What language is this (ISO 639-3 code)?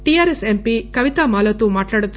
tel